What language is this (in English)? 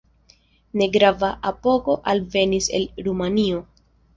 Esperanto